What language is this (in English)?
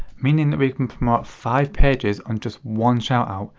English